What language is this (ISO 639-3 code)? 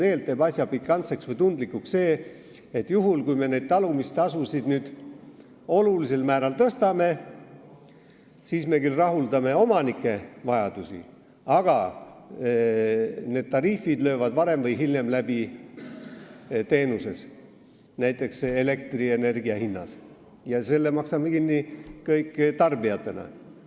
est